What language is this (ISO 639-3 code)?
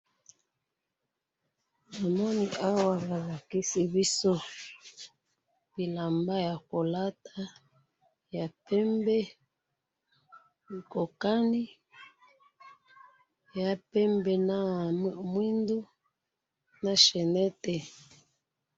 lin